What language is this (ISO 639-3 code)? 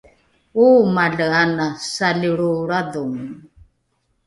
dru